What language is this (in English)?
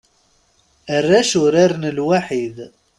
Kabyle